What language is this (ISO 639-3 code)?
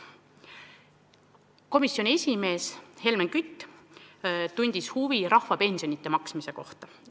est